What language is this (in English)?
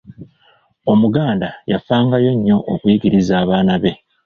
Ganda